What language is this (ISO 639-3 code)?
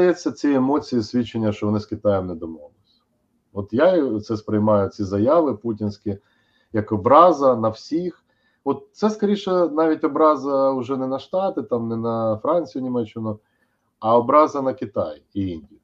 ukr